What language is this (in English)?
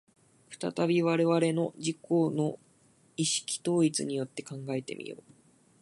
Japanese